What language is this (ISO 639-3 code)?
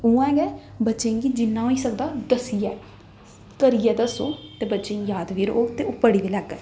doi